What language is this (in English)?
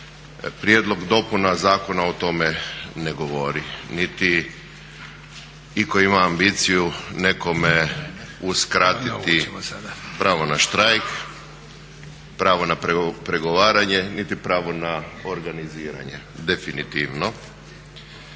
Croatian